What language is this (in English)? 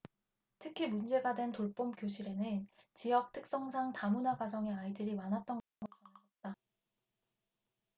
Korean